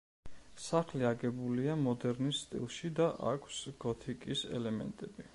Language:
Georgian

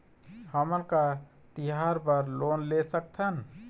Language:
Chhattisgarhi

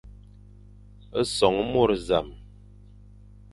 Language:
Fang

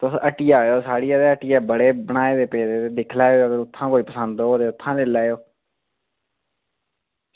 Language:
Dogri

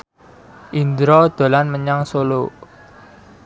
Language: Javanese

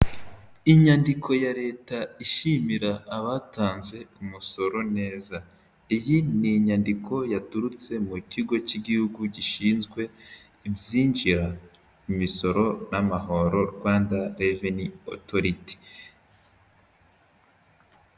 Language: Kinyarwanda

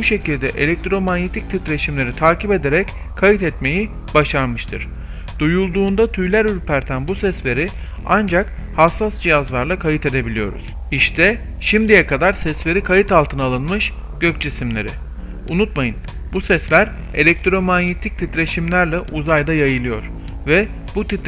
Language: Turkish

